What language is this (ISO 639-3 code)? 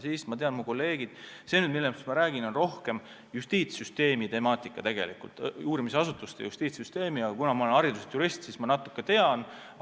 est